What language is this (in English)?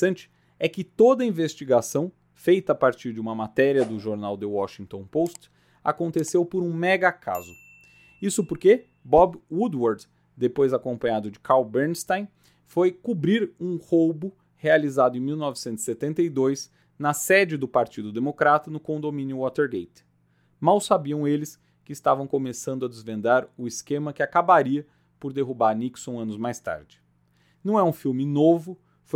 Portuguese